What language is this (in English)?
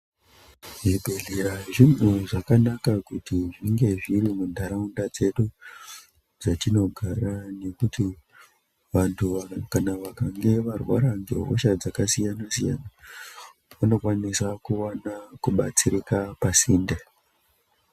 Ndau